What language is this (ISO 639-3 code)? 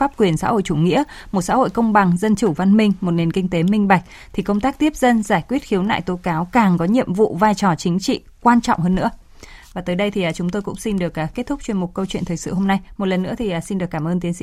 vie